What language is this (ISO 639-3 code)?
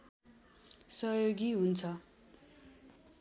nep